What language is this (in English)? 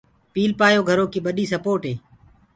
Gurgula